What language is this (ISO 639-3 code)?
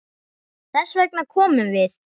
isl